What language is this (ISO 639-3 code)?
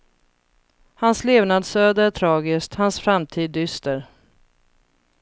swe